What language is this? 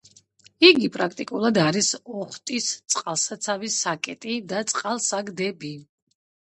Georgian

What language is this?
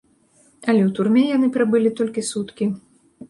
Belarusian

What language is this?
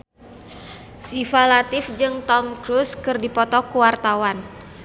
Sundanese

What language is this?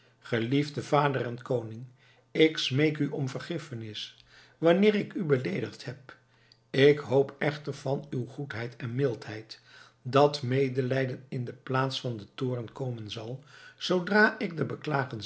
Dutch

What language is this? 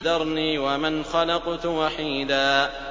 Arabic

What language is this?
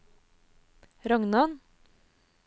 Norwegian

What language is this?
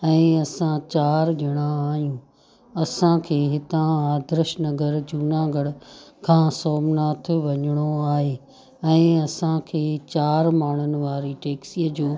Sindhi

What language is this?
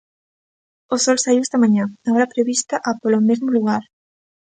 Galician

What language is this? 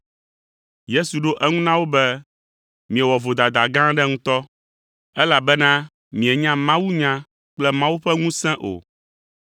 Ewe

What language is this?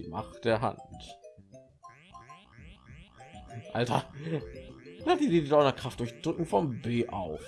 German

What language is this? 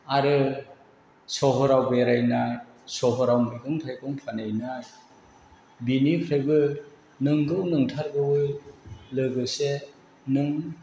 Bodo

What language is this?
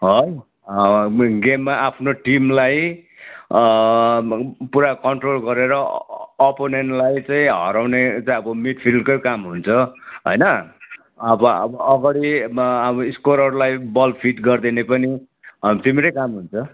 Nepali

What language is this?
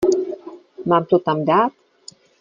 Czech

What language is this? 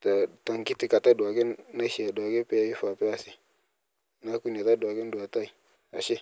Masai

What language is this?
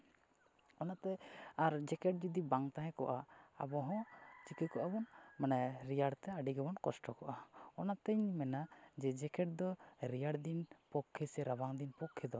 Santali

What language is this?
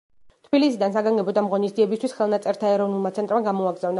Georgian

